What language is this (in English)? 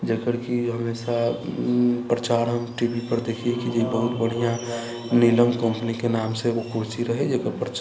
Maithili